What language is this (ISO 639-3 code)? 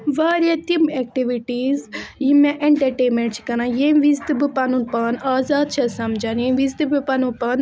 kas